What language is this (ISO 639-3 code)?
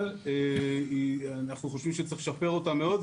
heb